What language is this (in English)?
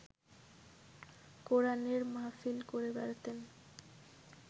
Bangla